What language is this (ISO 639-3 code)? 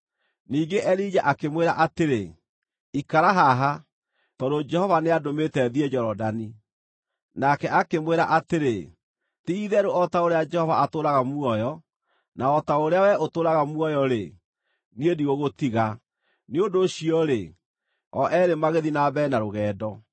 kik